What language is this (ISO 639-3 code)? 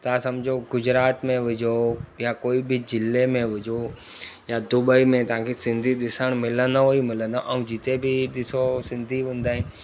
snd